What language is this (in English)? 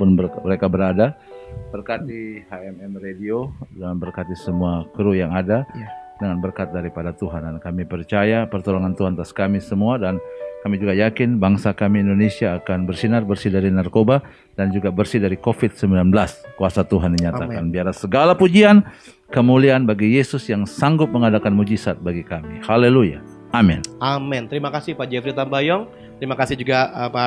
Indonesian